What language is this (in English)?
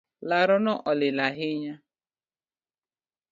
Luo (Kenya and Tanzania)